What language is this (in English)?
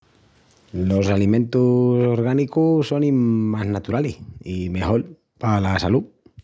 Extremaduran